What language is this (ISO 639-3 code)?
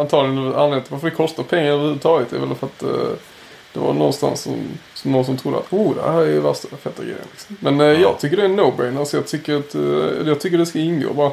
swe